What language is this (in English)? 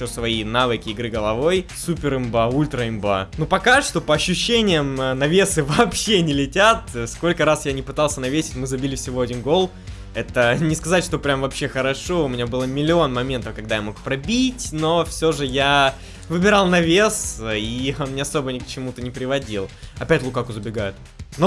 Russian